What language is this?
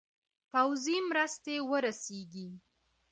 Pashto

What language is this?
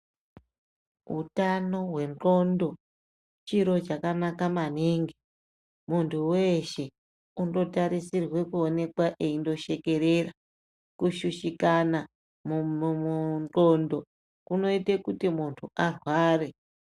Ndau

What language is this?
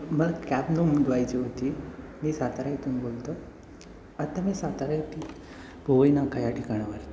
Marathi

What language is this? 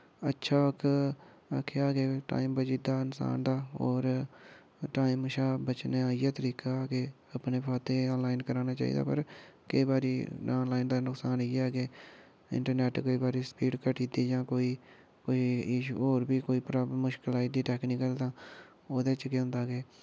Dogri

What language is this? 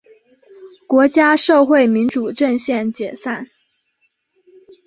Chinese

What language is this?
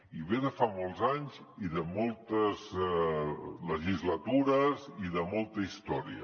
Catalan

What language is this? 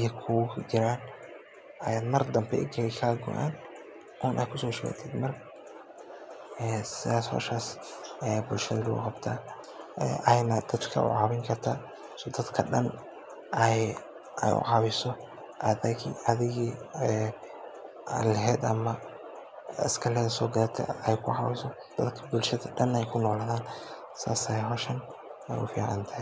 Somali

